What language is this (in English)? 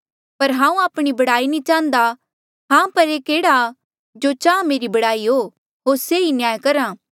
Mandeali